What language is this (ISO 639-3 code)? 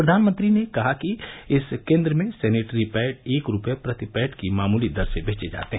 hin